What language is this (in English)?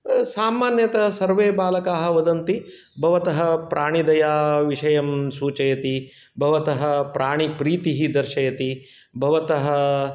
Sanskrit